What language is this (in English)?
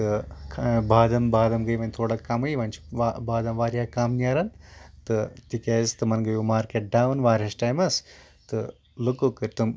Kashmiri